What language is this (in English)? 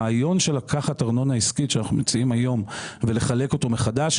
Hebrew